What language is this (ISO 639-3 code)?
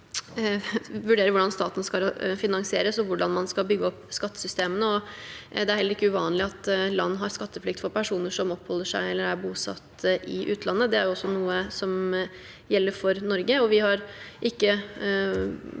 nor